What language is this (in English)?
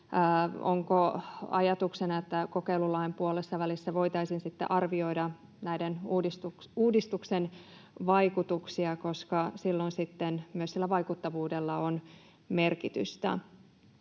Finnish